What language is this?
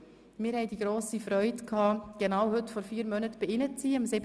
Swiss German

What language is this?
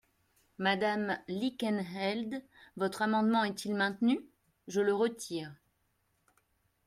French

